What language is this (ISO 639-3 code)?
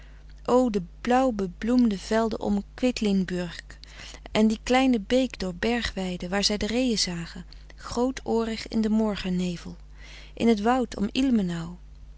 nld